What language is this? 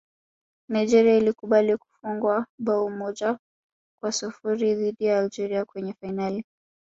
Swahili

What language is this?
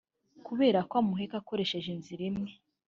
Kinyarwanda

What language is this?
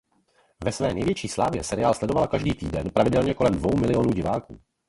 Czech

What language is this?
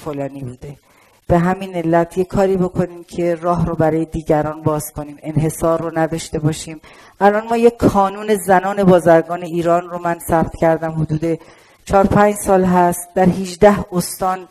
Persian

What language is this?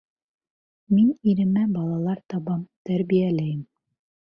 Bashkir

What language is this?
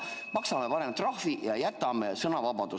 Estonian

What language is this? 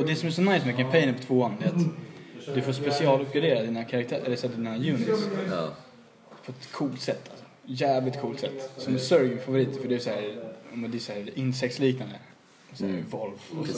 Swedish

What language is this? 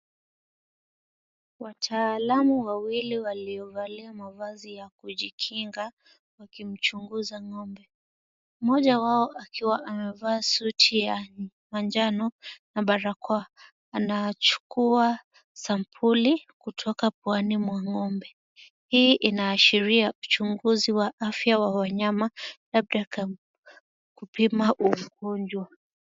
Swahili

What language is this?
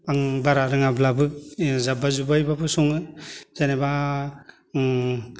Bodo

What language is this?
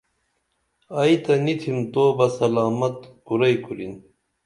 Dameli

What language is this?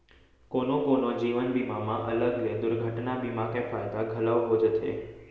Chhattisgarhi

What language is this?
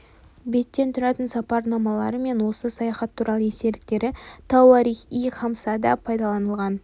Kazakh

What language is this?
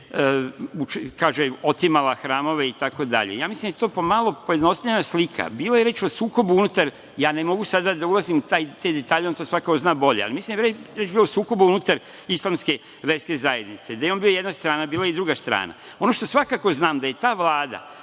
Serbian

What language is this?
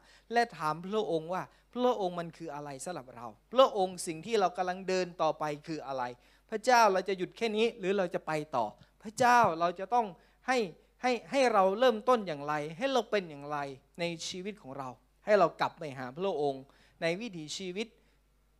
Thai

